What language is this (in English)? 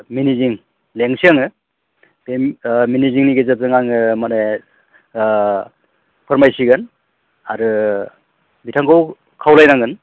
Bodo